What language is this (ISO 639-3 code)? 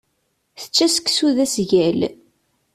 kab